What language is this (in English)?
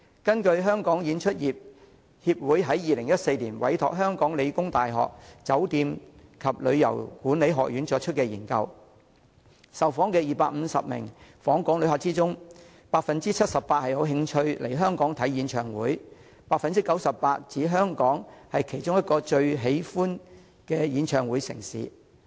Cantonese